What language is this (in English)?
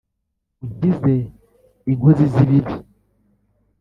Kinyarwanda